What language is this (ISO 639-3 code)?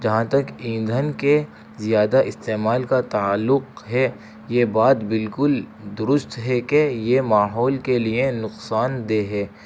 urd